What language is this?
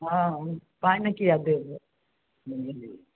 Maithili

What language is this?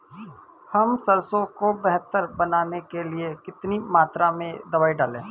Hindi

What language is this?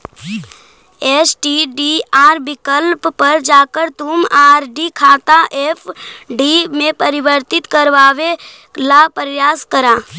Magahi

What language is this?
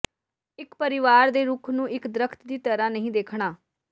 Punjabi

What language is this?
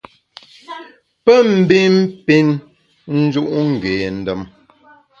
Bamun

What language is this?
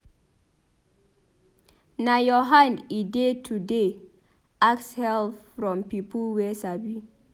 Nigerian Pidgin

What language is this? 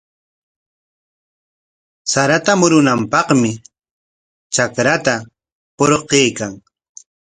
Corongo Ancash Quechua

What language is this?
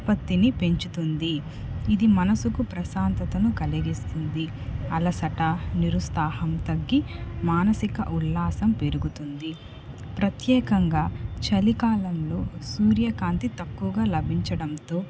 Telugu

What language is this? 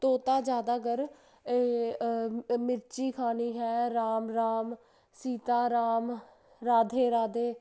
Punjabi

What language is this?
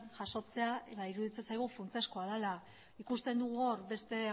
Basque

